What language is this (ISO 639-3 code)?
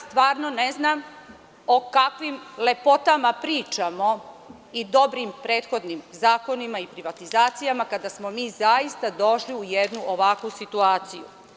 srp